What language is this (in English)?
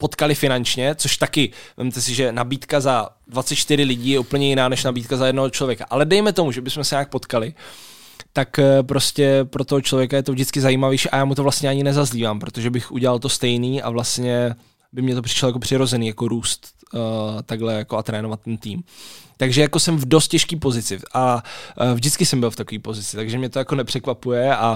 Czech